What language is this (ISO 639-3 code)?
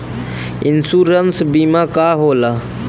bho